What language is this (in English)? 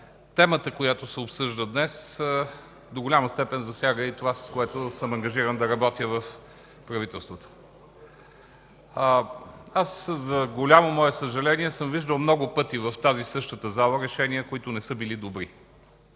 Bulgarian